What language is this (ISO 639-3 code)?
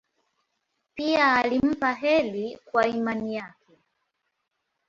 swa